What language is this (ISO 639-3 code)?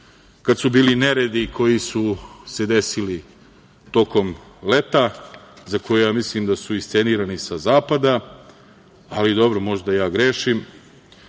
srp